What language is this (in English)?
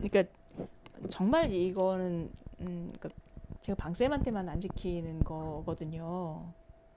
Korean